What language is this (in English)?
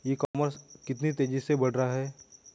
Hindi